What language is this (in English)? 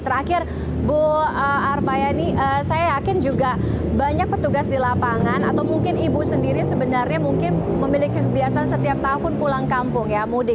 Indonesian